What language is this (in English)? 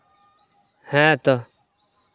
Santali